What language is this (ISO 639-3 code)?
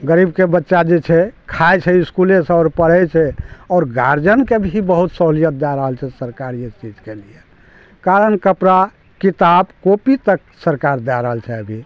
mai